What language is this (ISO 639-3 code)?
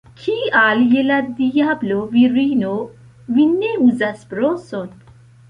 epo